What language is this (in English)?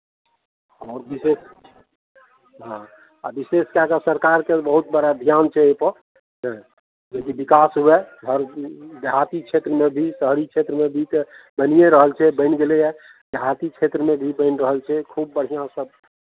Maithili